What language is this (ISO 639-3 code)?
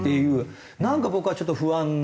jpn